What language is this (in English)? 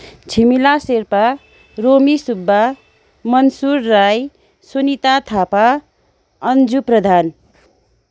Nepali